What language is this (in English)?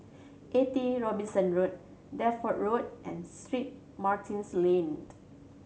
English